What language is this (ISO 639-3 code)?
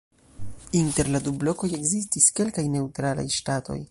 epo